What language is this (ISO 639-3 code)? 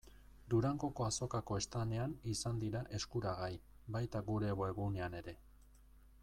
eus